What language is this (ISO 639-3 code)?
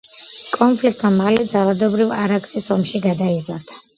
kat